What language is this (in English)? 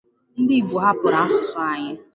Igbo